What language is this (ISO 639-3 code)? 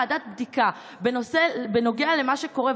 heb